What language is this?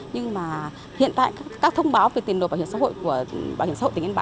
Vietnamese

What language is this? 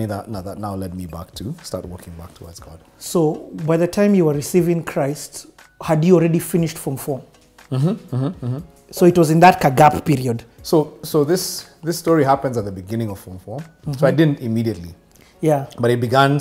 English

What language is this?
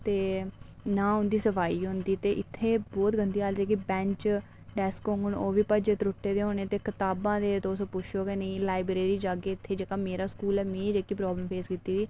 Dogri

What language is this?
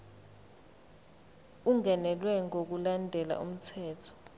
Zulu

